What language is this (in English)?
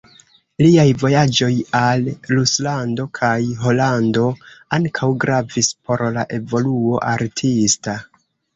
Esperanto